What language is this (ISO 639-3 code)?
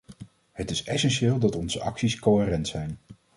nld